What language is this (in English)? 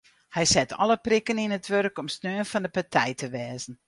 Western Frisian